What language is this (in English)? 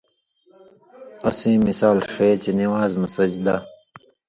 Indus Kohistani